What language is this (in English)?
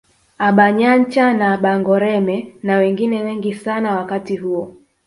Swahili